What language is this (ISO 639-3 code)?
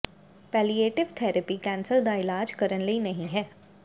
pan